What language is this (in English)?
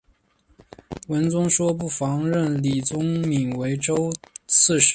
Chinese